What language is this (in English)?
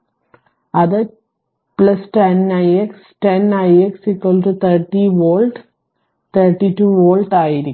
Malayalam